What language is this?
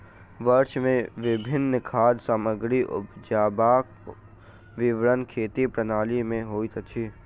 Maithili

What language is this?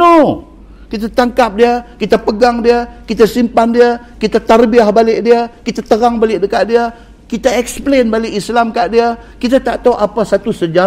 Malay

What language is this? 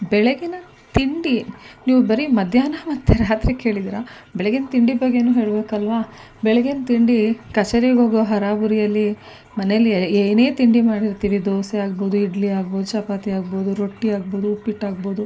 Kannada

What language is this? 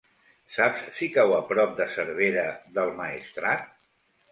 Catalan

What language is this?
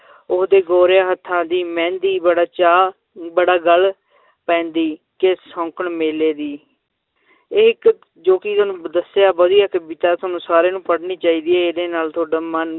Punjabi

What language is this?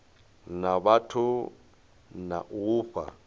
Venda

